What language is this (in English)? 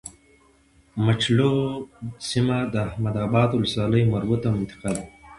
Pashto